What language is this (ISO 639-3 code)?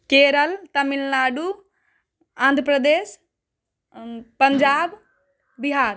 mai